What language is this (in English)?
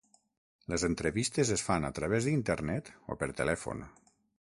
Catalan